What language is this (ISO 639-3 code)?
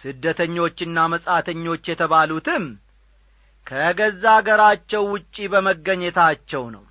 amh